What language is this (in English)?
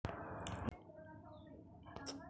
Marathi